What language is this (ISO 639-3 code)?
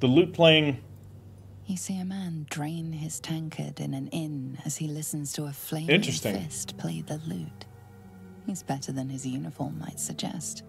eng